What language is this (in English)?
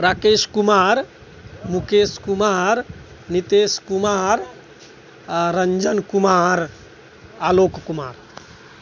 Maithili